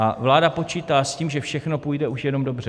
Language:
Czech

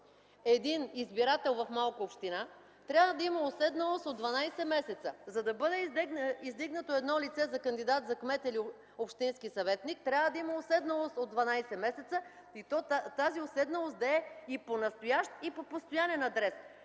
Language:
Bulgarian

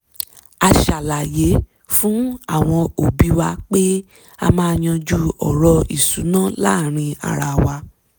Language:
Yoruba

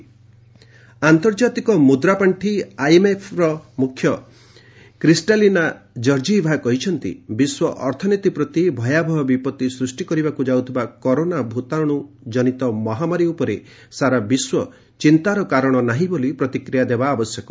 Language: Odia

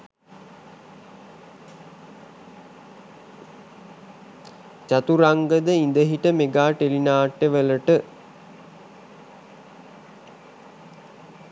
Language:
Sinhala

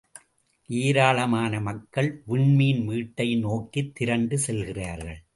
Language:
Tamil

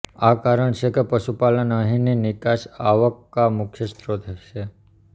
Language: Gujarati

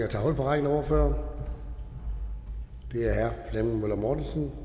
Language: Danish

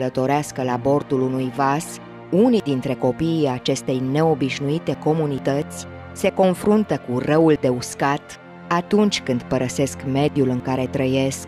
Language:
Romanian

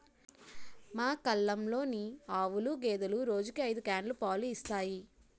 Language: Telugu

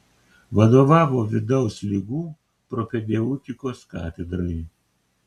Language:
Lithuanian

